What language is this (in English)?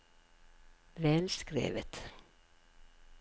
Norwegian